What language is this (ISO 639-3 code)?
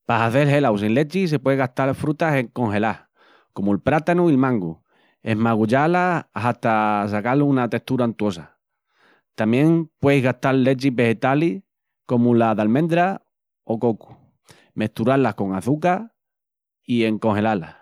ext